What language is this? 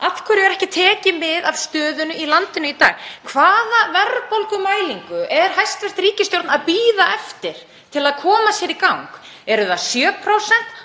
Icelandic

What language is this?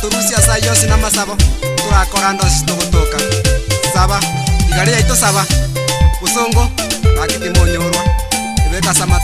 Indonesian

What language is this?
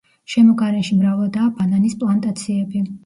Georgian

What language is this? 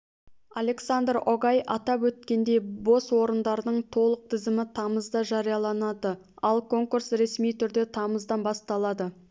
Kazakh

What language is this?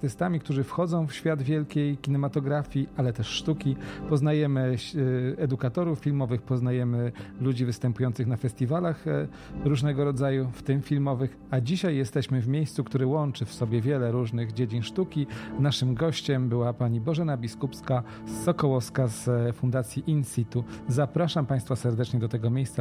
Polish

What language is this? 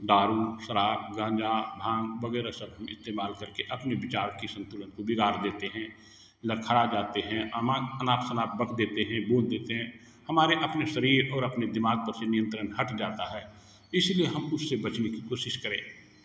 Hindi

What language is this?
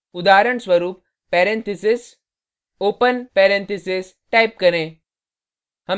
Hindi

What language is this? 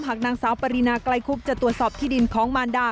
Thai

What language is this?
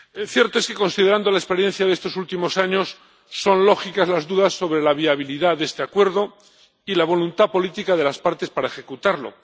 Spanish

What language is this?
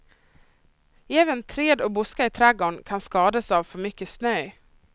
Swedish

